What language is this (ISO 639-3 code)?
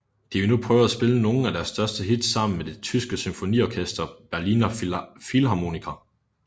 dan